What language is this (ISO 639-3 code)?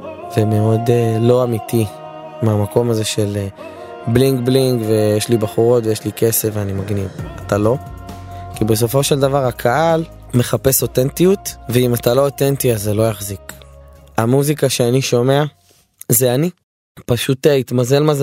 heb